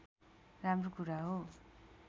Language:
Nepali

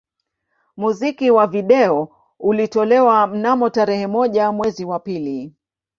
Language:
Swahili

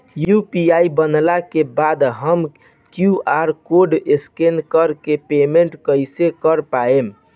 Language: Bhojpuri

